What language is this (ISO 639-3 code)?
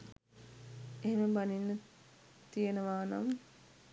sin